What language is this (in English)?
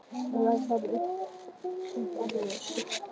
Icelandic